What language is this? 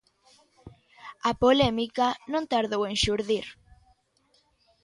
Galician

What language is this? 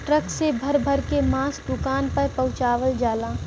Bhojpuri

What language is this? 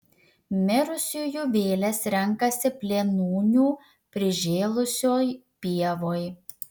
Lithuanian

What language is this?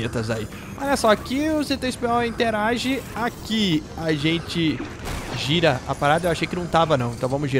Portuguese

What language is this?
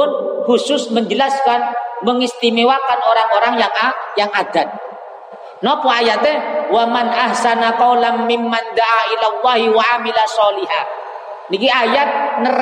Indonesian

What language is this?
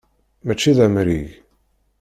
Kabyle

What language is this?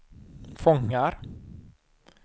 Swedish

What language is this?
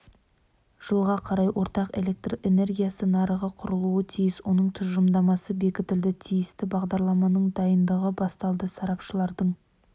Kazakh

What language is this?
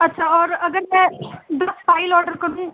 Urdu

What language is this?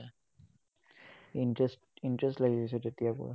Assamese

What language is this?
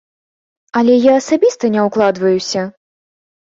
Belarusian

